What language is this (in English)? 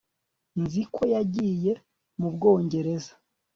Kinyarwanda